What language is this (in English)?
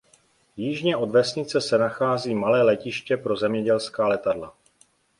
Czech